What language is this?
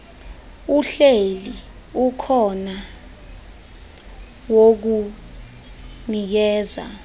Xhosa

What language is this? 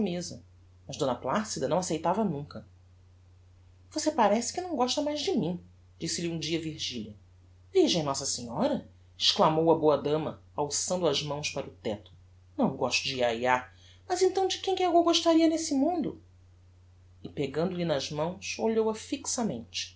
Portuguese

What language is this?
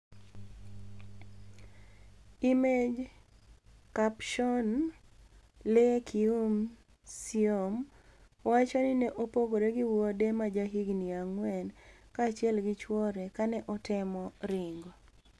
Luo (Kenya and Tanzania)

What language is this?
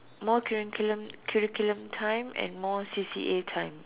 English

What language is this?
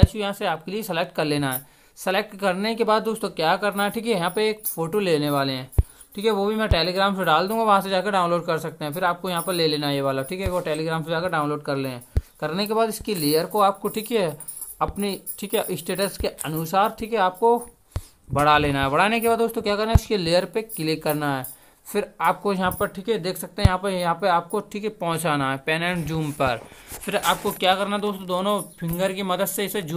Hindi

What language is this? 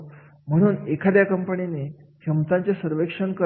Marathi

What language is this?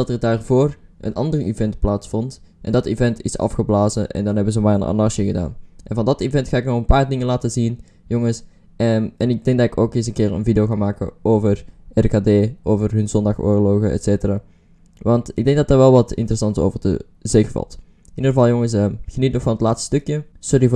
Dutch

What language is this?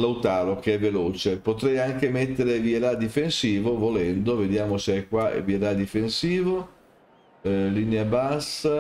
Italian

